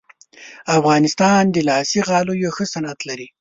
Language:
Pashto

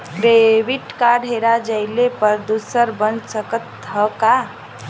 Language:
Bhojpuri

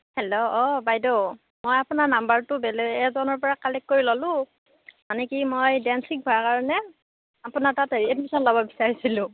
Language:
Assamese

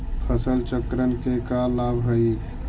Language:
Magahi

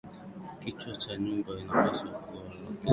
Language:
Swahili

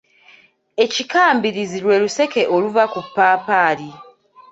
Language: Ganda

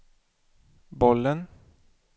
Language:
Swedish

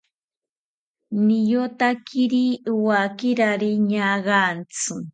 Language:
South Ucayali Ashéninka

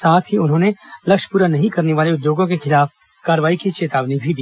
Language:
Hindi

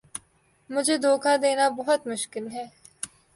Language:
Urdu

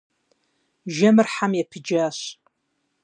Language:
Kabardian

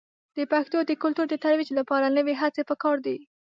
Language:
Pashto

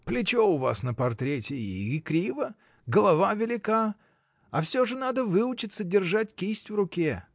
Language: Russian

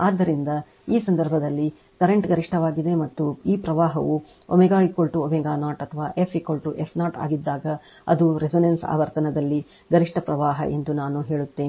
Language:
Kannada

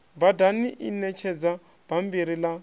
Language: Venda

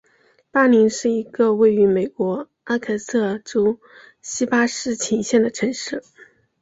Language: Chinese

